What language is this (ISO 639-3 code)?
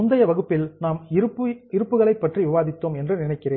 tam